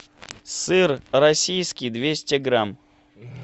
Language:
Russian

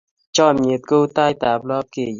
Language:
Kalenjin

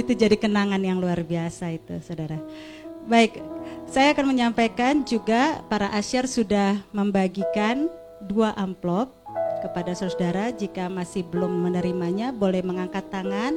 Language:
Indonesian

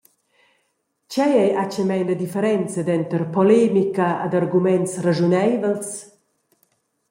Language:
Romansh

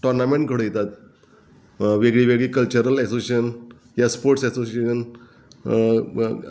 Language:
Konkani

